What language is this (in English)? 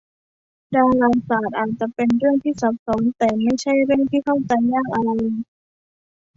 Thai